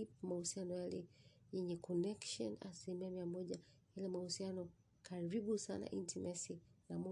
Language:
Swahili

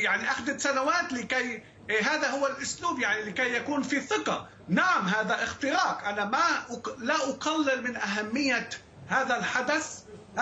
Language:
Arabic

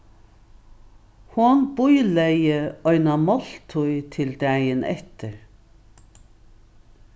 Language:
Faroese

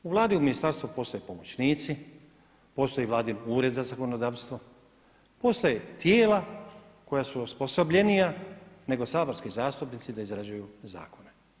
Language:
Croatian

